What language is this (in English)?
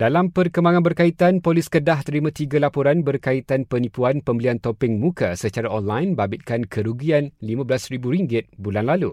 Malay